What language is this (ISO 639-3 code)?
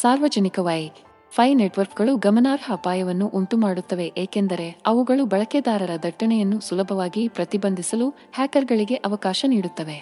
kan